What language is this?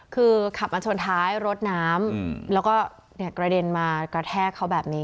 Thai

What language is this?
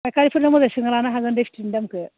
Bodo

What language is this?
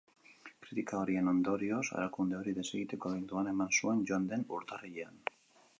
Basque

